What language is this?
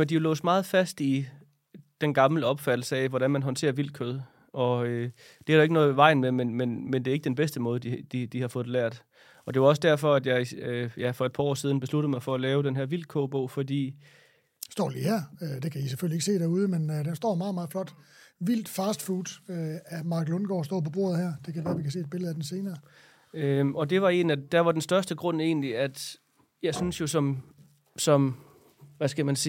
Danish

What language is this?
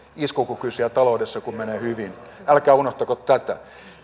Finnish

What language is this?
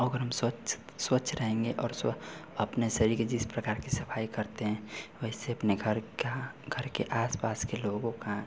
Hindi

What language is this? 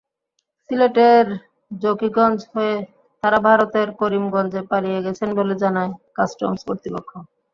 Bangla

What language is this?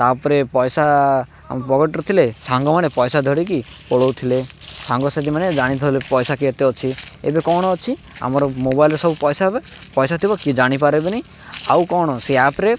Odia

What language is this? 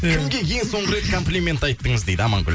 Kazakh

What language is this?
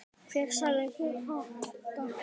Icelandic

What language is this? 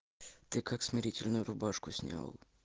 Russian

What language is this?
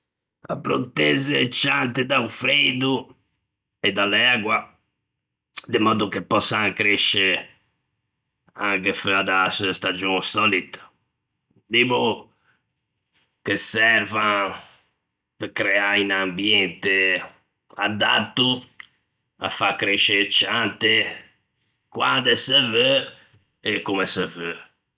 Ligurian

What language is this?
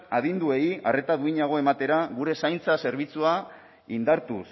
Basque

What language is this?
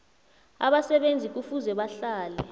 South Ndebele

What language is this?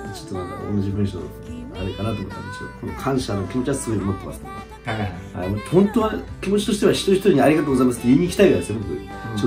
Japanese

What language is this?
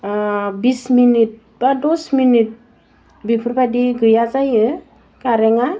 Bodo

